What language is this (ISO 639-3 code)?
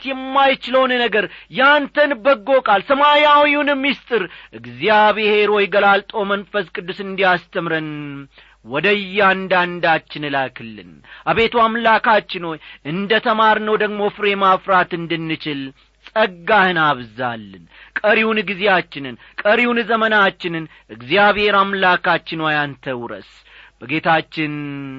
amh